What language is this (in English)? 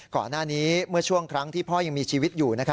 Thai